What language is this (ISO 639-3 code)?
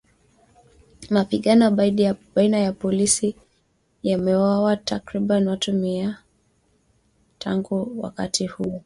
swa